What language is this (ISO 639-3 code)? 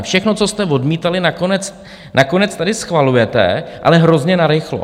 ces